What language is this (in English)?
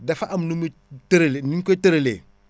Wolof